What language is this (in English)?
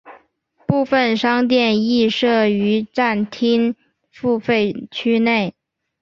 Chinese